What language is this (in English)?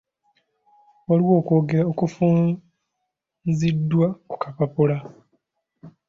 Ganda